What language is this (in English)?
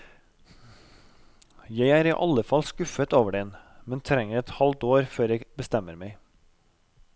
Norwegian